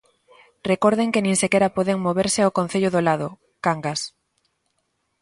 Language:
Galician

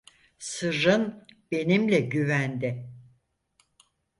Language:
Turkish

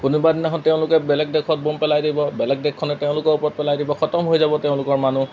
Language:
Assamese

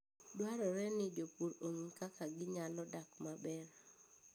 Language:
Luo (Kenya and Tanzania)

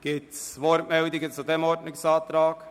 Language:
Swiss German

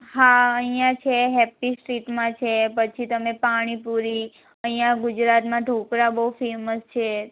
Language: Gujarati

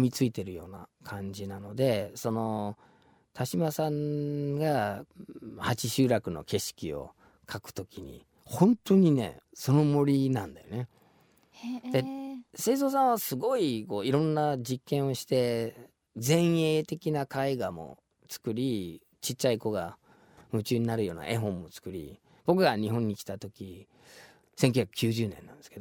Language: Japanese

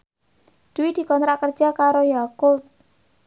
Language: Javanese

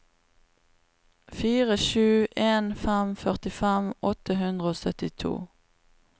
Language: Norwegian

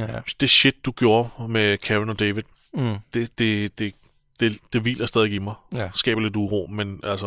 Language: Danish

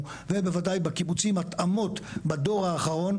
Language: Hebrew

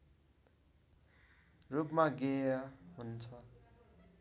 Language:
Nepali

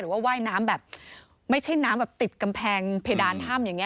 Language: Thai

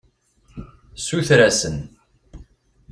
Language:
Kabyle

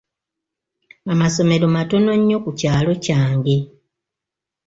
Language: Ganda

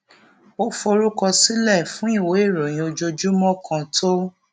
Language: Yoruba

